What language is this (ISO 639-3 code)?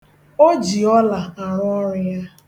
ibo